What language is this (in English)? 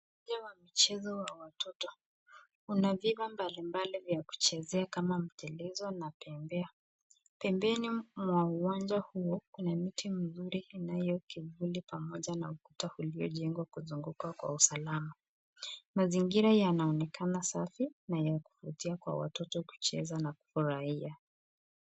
Swahili